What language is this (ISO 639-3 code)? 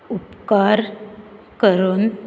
kok